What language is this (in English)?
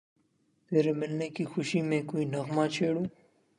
Urdu